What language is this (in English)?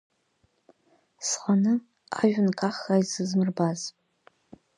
Abkhazian